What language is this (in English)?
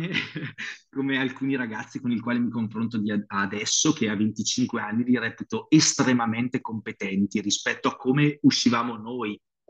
Italian